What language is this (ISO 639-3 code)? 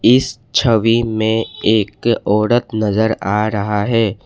hin